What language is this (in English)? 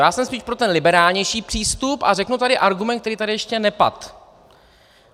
Czech